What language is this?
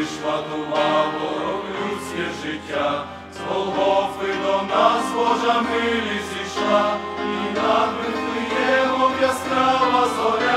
Ukrainian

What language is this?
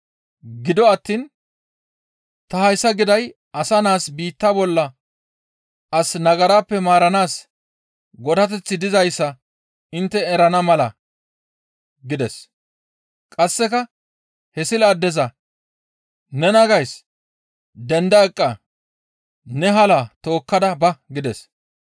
Gamo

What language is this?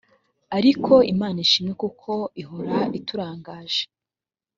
Kinyarwanda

